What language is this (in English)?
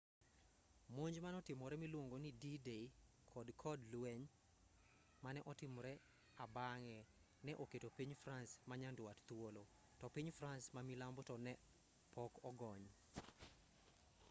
Luo (Kenya and Tanzania)